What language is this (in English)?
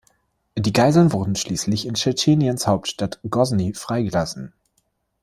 German